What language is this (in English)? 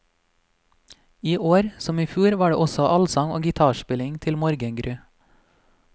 Norwegian